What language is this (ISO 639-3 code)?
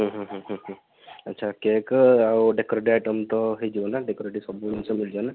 ori